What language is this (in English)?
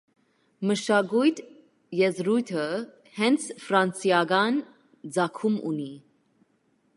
Armenian